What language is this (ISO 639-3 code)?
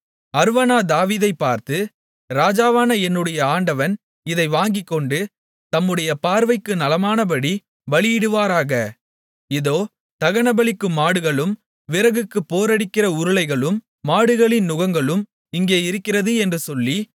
tam